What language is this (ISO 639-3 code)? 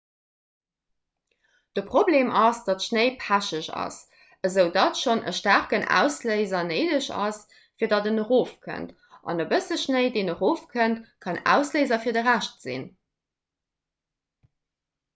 ltz